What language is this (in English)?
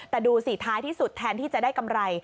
Thai